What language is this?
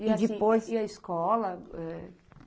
Portuguese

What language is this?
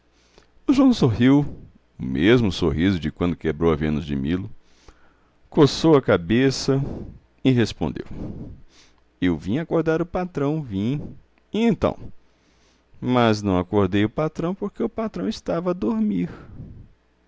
Portuguese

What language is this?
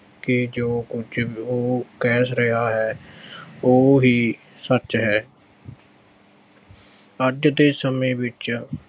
Punjabi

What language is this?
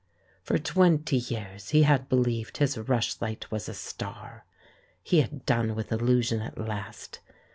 English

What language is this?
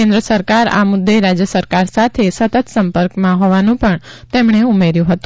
Gujarati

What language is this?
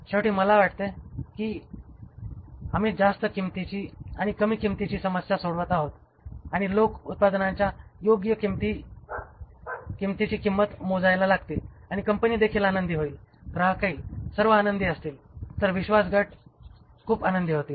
Marathi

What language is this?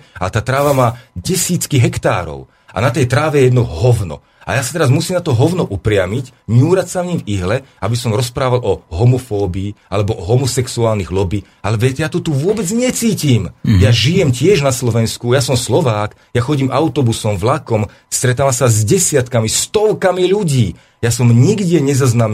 Slovak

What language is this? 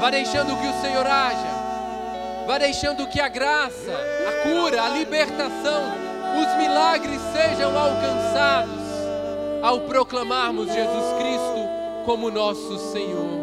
Portuguese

